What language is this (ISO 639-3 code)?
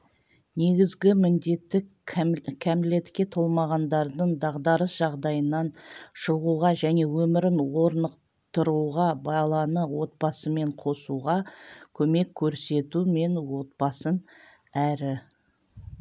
kaz